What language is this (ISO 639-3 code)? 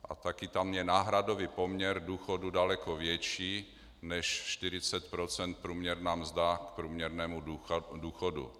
ces